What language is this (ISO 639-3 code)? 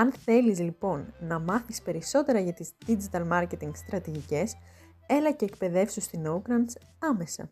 ell